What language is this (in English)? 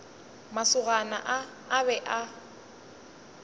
Northern Sotho